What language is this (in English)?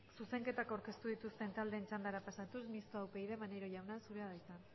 Basque